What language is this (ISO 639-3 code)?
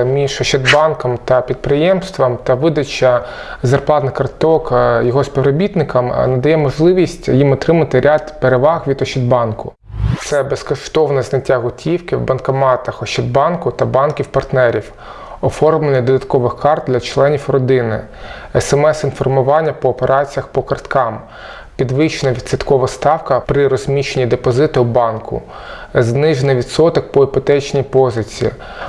ukr